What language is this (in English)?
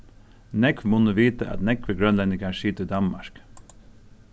Faroese